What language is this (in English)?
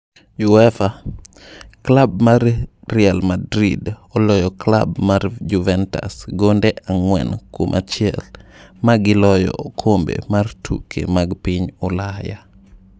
Luo (Kenya and Tanzania)